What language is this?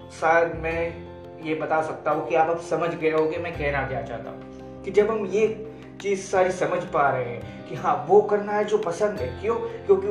Hindi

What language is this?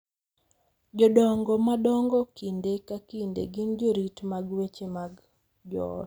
Luo (Kenya and Tanzania)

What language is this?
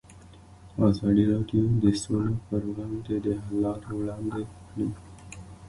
Pashto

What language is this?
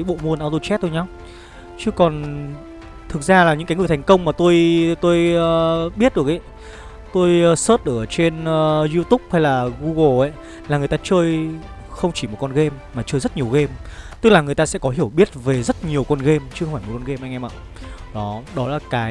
Vietnamese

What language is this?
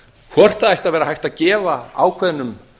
Icelandic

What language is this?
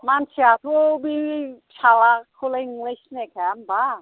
Bodo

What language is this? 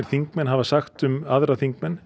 Icelandic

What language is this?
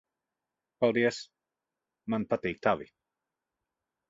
Latvian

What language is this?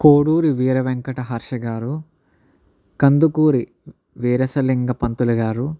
Telugu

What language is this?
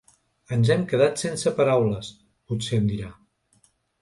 Catalan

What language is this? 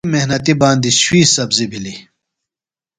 Phalura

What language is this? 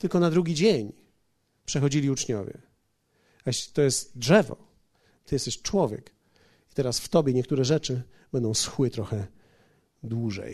Polish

